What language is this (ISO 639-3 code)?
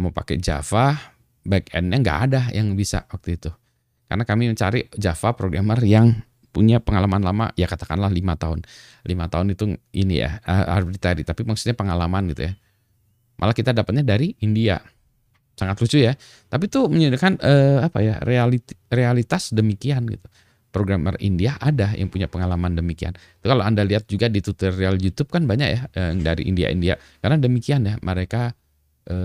ind